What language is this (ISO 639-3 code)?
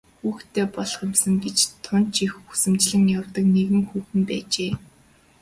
mon